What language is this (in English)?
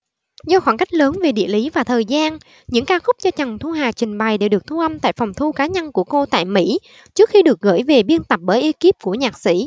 Vietnamese